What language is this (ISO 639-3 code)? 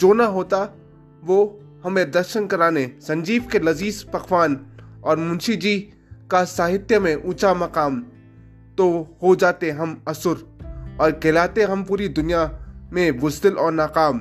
hin